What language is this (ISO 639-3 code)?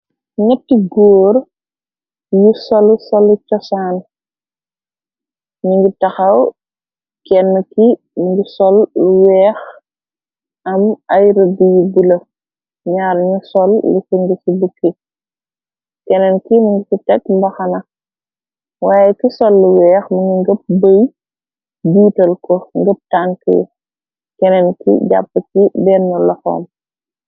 wol